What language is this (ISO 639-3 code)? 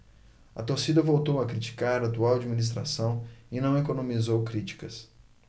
por